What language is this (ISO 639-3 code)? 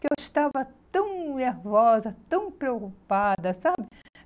por